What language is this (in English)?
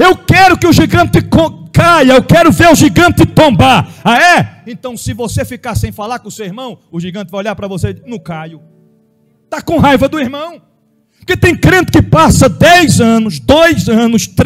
Portuguese